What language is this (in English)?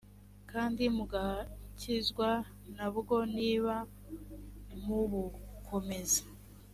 Kinyarwanda